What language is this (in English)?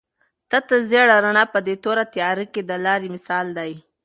Pashto